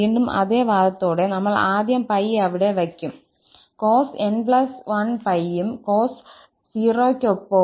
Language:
Malayalam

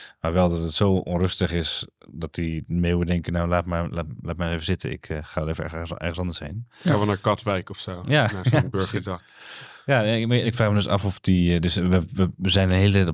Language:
Dutch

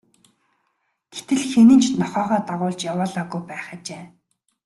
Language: Mongolian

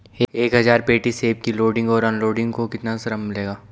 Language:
Hindi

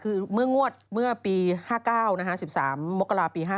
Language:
Thai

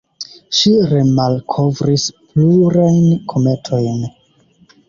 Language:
Esperanto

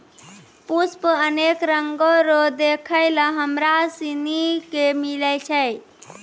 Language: Maithili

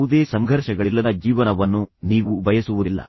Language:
Kannada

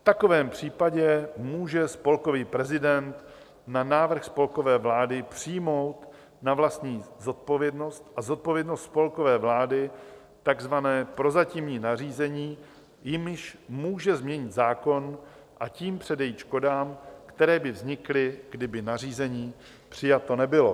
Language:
Czech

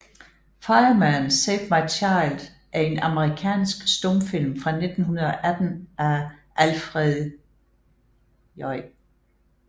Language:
Danish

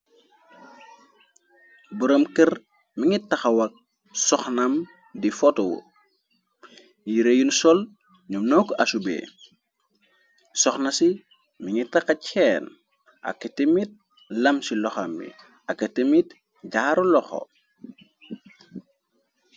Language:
Wolof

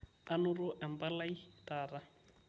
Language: Masai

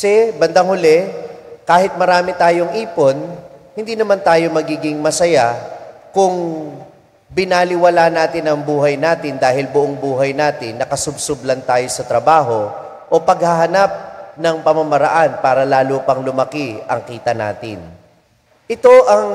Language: Filipino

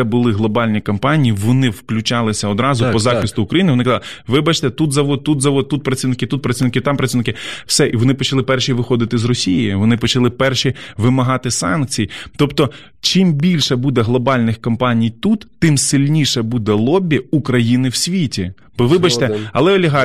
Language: Ukrainian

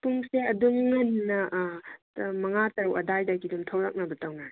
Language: Manipuri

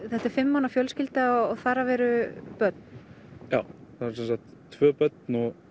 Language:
Icelandic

